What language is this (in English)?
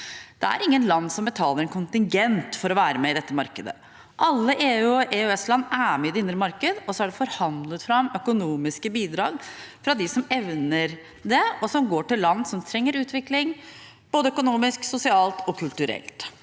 Norwegian